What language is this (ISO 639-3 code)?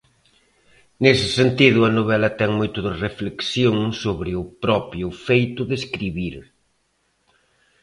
glg